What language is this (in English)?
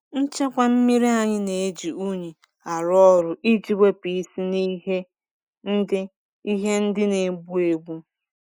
Igbo